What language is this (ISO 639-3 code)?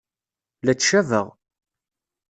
kab